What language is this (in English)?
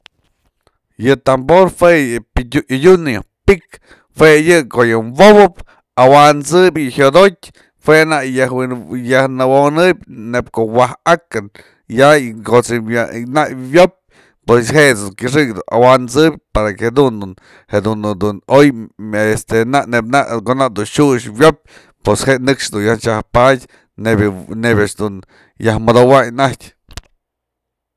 Mazatlán Mixe